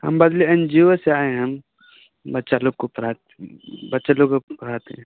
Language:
Maithili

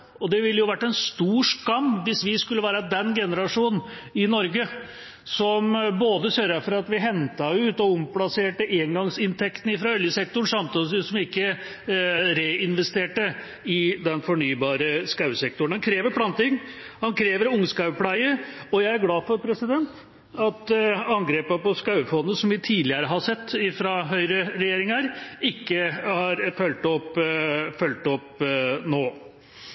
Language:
Norwegian Bokmål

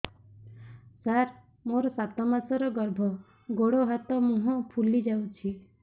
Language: Odia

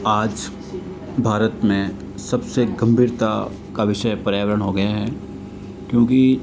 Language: Hindi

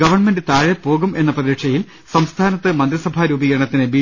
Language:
Malayalam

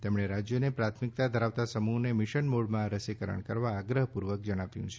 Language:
Gujarati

